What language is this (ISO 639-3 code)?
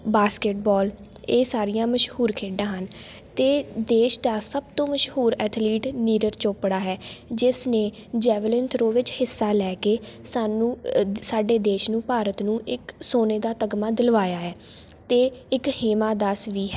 pan